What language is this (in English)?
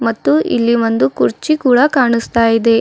Kannada